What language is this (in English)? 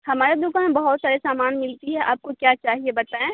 Urdu